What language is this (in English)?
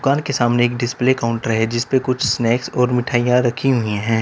Hindi